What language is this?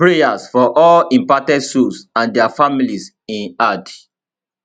Nigerian Pidgin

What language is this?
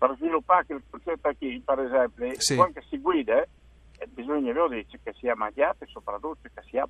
Italian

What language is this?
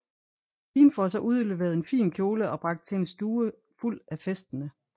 Danish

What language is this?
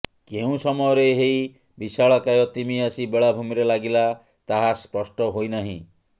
Odia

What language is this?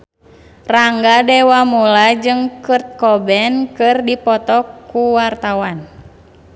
Sundanese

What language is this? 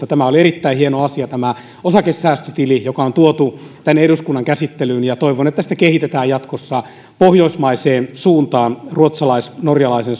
Finnish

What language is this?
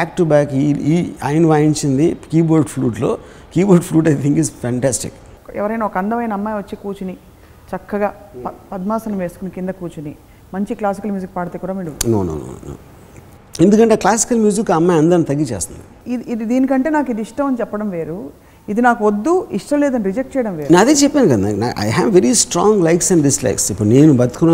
Telugu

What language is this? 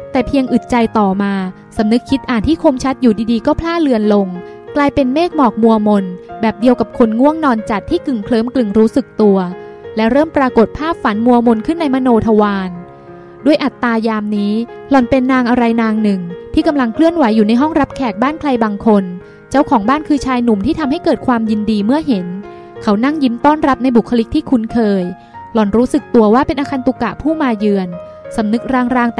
Thai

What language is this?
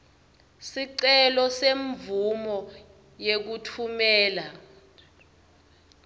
Swati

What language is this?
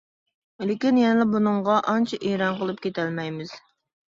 Uyghur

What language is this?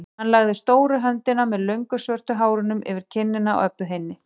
Icelandic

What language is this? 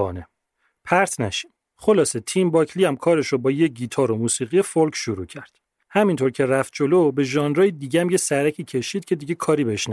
Persian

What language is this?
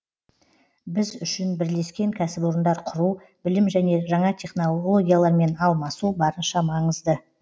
Kazakh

